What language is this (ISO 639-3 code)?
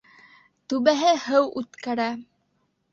bak